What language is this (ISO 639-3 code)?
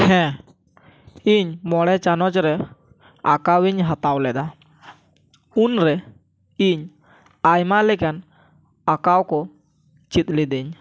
sat